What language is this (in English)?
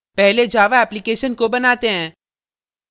Hindi